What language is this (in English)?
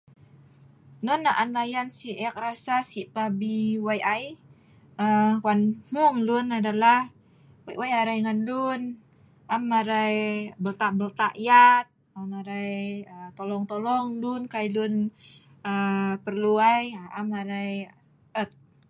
Sa'ban